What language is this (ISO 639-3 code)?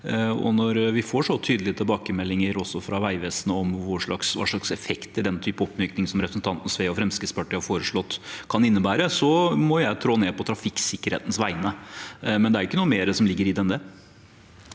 nor